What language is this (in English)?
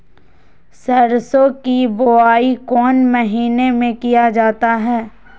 Magahi